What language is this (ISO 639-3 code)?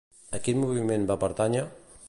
cat